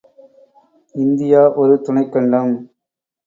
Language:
Tamil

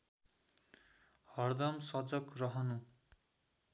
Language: Nepali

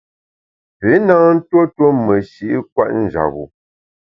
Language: Bamun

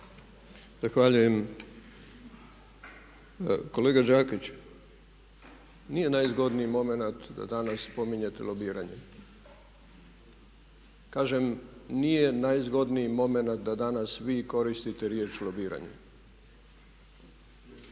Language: Croatian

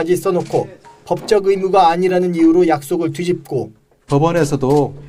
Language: Korean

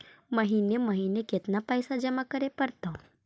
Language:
Magahi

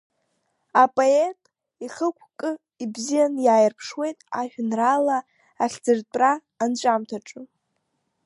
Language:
Abkhazian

